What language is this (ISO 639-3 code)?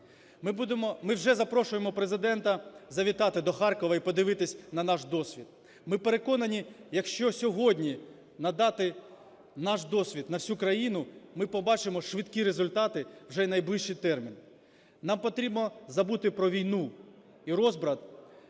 ukr